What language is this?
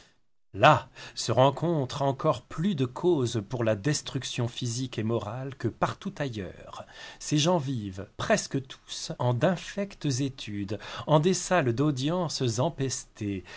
French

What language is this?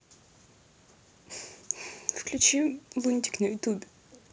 Russian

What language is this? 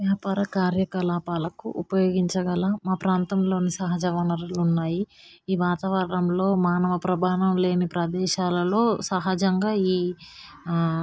Telugu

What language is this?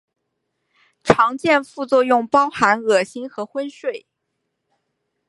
Chinese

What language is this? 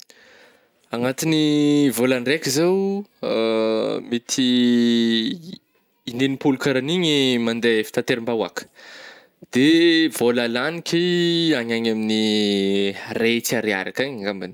Northern Betsimisaraka Malagasy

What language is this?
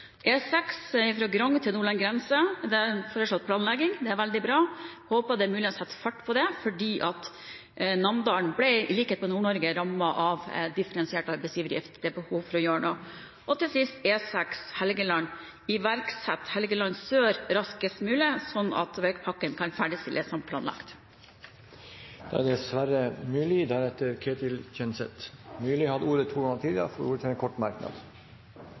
Norwegian Bokmål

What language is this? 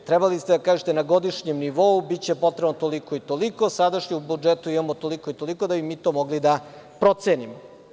Serbian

